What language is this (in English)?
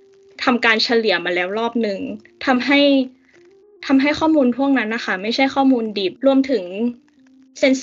Thai